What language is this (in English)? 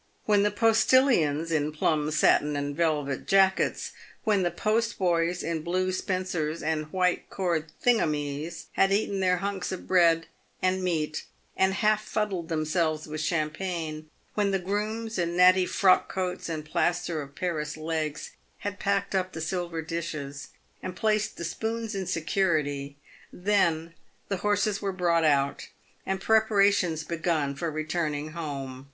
English